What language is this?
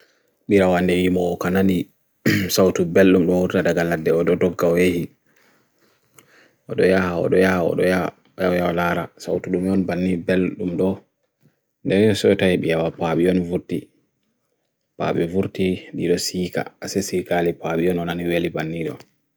Bagirmi Fulfulde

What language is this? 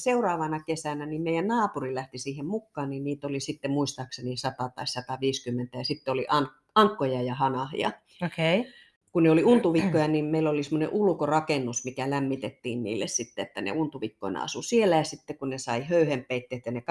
Finnish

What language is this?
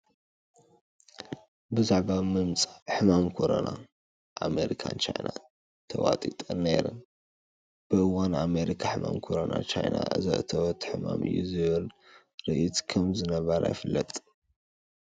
Tigrinya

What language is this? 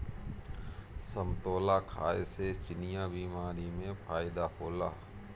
Bhojpuri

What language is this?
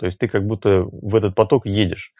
Russian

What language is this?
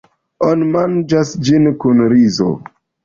Esperanto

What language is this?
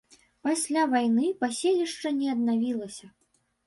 Belarusian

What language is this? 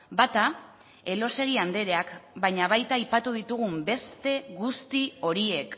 Basque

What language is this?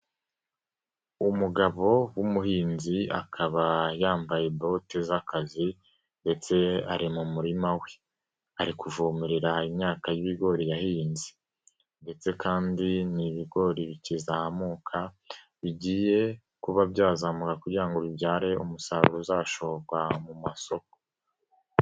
Kinyarwanda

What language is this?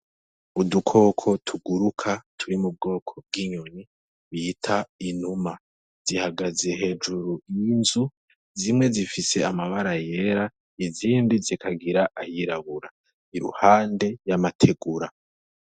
Rundi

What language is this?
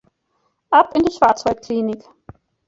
German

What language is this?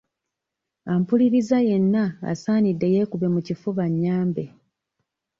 Ganda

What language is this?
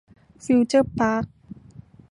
Thai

